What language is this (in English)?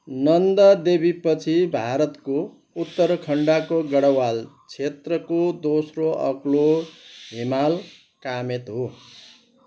Nepali